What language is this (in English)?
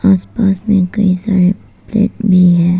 Hindi